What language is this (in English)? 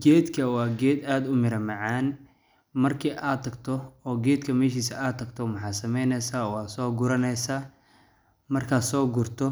Somali